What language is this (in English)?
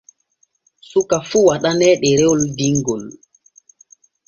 Borgu Fulfulde